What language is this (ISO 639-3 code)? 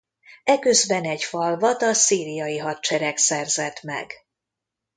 hun